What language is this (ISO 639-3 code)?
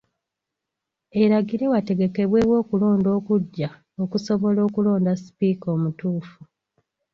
lug